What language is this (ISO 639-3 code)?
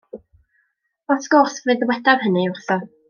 cym